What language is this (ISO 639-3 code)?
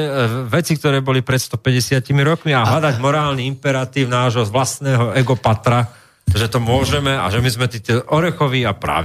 slk